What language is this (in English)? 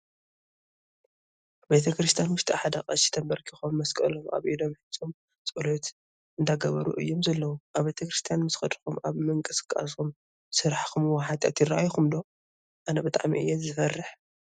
Tigrinya